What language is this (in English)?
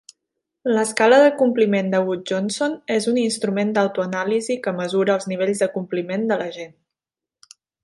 Catalan